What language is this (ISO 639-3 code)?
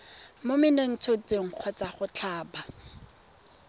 tsn